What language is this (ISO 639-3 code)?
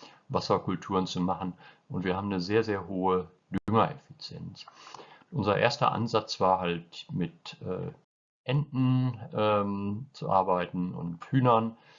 deu